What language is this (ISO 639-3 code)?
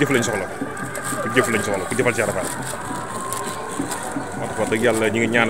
ara